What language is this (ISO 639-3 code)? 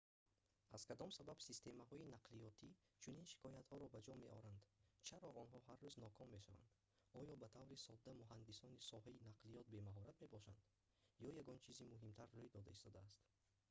tgk